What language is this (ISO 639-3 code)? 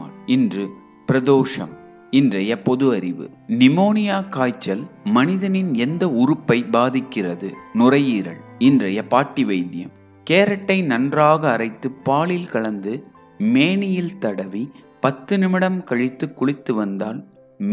hin